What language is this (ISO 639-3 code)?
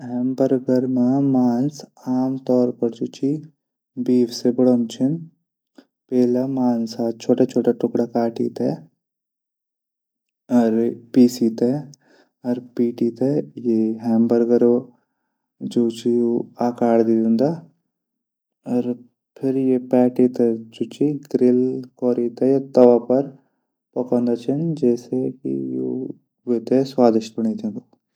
gbm